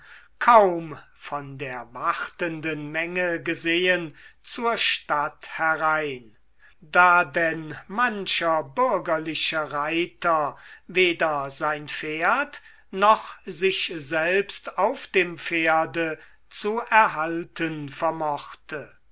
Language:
German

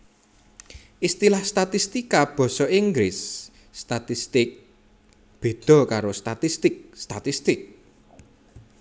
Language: Javanese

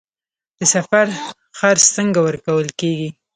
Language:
Pashto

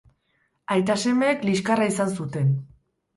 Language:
Basque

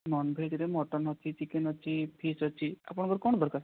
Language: Odia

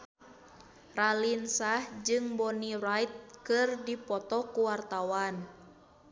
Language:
Sundanese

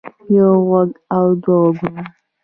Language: Pashto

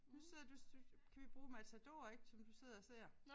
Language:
Danish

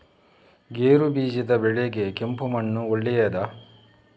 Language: Kannada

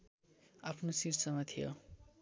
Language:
Nepali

